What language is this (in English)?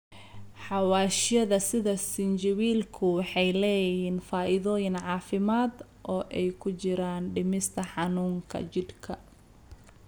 Somali